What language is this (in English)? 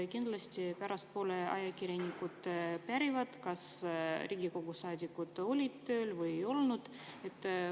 Estonian